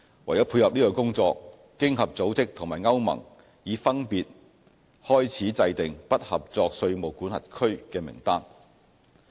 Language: Cantonese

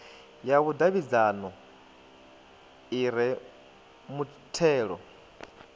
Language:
Venda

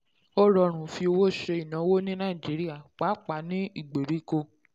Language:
Yoruba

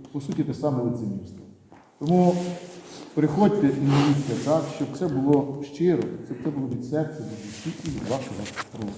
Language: Ukrainian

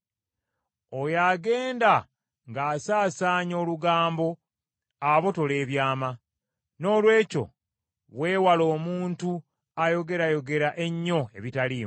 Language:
Ganda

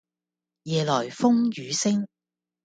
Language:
Cantonese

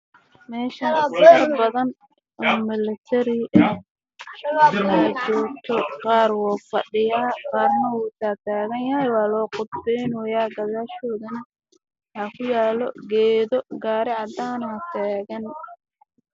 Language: Somali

